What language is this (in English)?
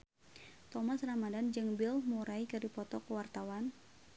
Sundanese